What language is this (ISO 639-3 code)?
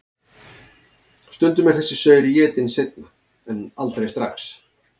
isl